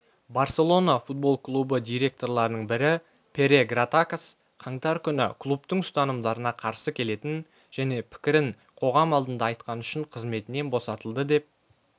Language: Kazakh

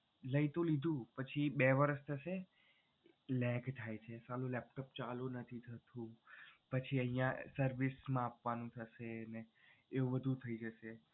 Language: Gujarati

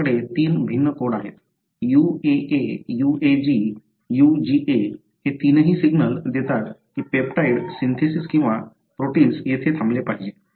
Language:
Marathi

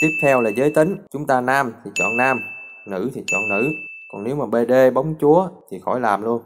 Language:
Vietnamese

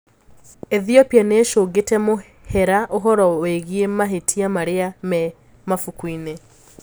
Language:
Kikuyu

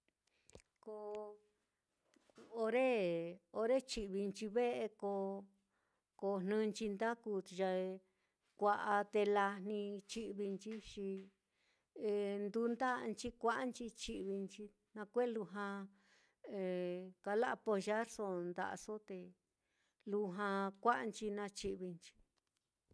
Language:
Mitlatongo Mixtec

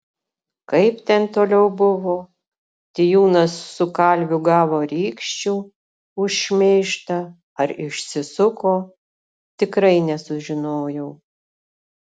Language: Lithuanian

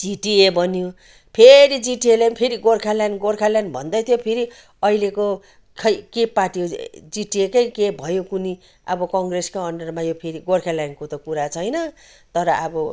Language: Nepali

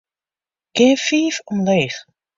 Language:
Western Frisian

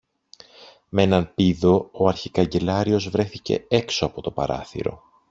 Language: Greek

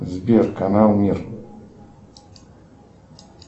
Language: Russian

